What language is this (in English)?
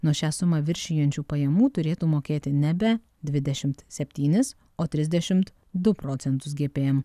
Lithuanian